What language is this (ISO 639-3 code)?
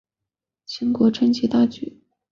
zho